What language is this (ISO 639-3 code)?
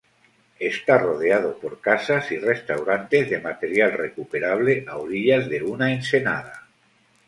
spa